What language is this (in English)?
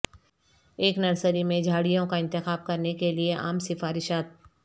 Urdu